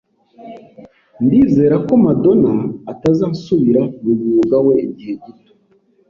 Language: Kinyarwanda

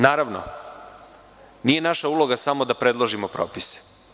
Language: Serbian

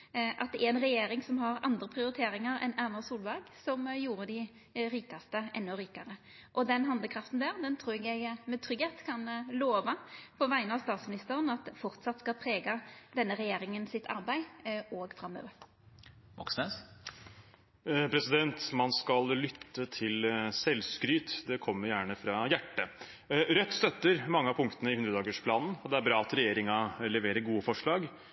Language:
Norwegian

